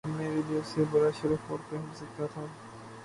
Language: Urdu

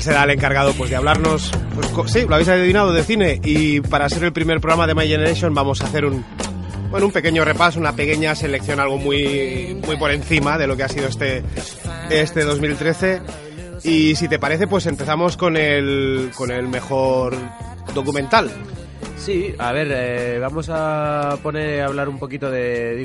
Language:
Spanish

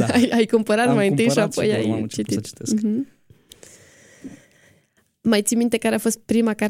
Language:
Romanian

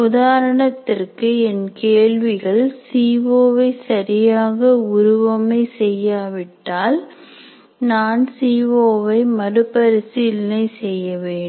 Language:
Tamil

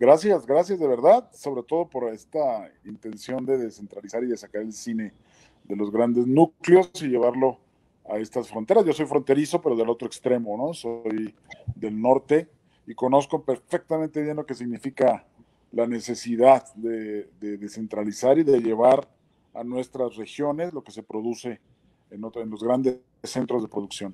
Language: Spanish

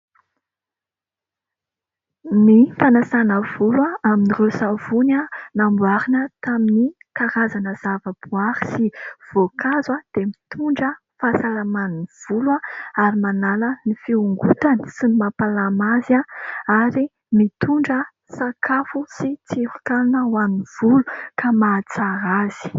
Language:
Malagasy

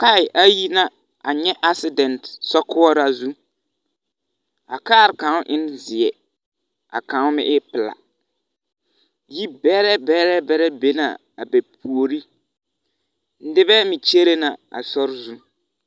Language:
Southern Dagaare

